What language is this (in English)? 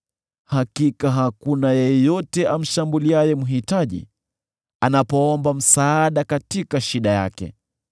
Swahili